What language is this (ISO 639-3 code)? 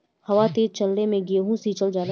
bho